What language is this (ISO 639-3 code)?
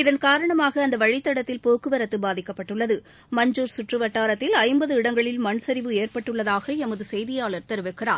tam